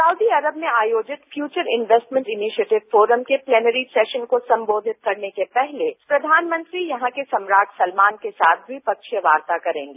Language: Hindi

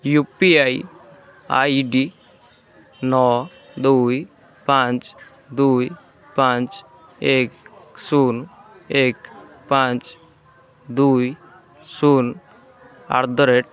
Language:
Odia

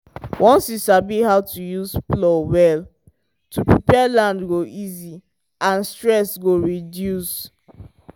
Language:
Nigerian Pidgin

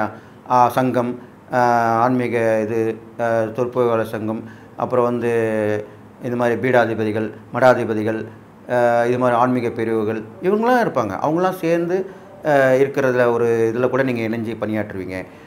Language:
Tamil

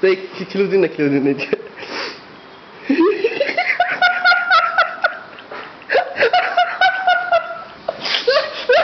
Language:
Turkish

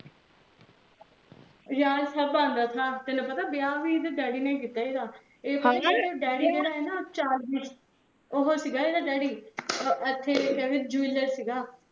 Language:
Punjabi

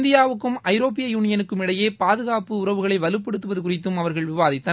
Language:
Tamil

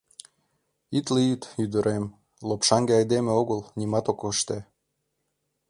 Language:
Mari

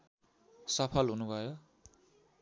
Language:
Nepali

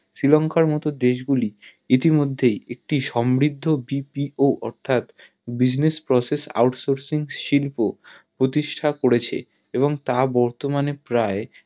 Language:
Bangla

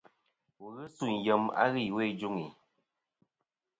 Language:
Kom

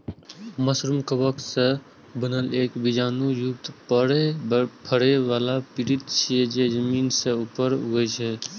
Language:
Maithili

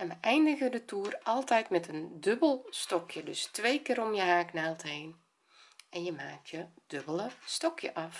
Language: Dutch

